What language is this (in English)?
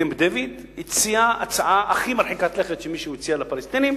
Hebrew